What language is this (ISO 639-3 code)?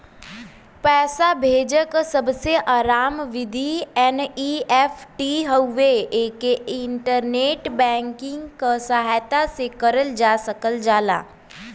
bho